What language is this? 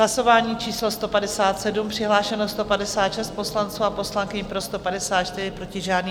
Czech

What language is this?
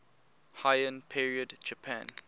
English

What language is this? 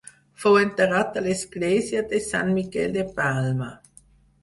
Catalan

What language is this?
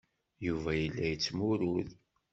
Kabyle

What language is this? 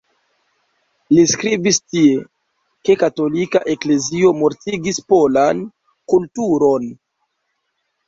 Esperanto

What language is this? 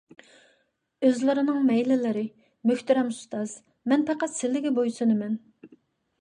Uyghur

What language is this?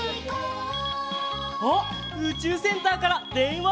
Japanese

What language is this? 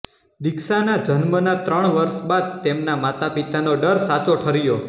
Gujarati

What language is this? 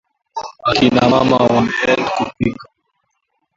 Swahili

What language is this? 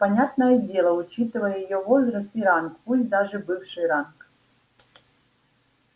Russian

